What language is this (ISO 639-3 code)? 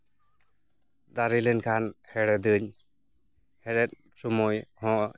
sat